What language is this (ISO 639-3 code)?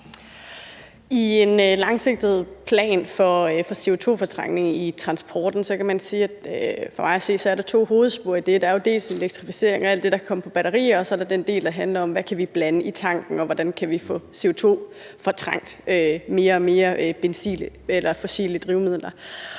dan